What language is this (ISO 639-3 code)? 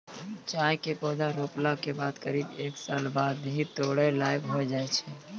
mai